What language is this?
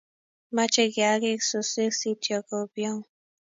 Kalenjin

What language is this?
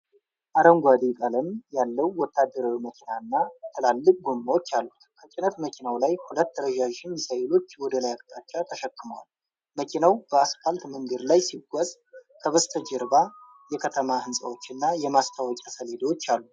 Amharic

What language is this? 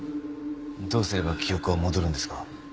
Japanese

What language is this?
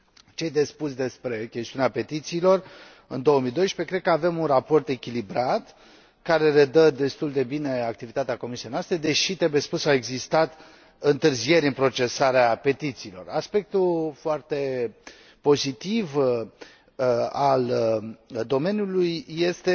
Romanian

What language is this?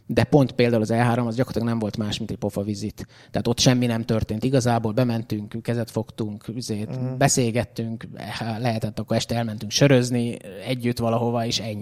Hungarian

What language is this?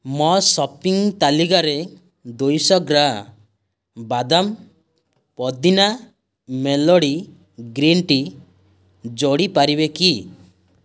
Odia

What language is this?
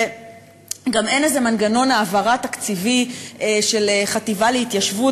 Hebrew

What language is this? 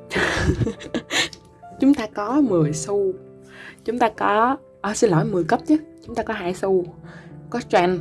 Vietnamese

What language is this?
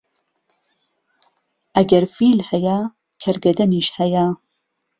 Central Kurdish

